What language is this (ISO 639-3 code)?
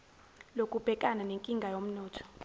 zul